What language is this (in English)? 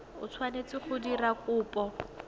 Tswana